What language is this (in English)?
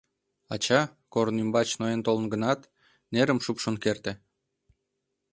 Mari